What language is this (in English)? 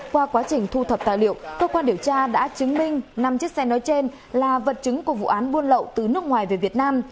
Vietnamese